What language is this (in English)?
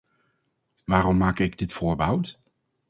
Dutch